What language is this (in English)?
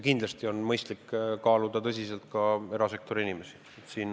Estonian